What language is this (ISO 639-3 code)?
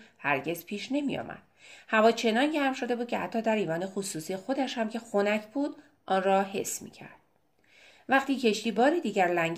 fas